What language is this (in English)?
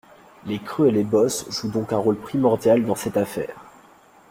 French